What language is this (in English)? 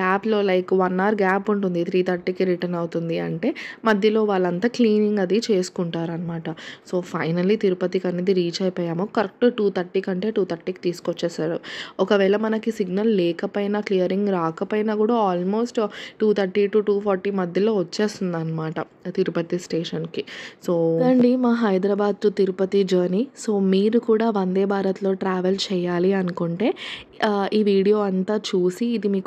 Telugu